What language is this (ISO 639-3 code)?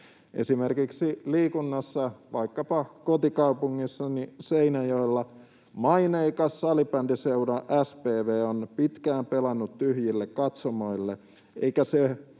fin